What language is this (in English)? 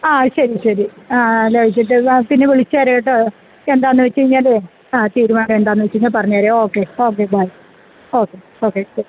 Malayalam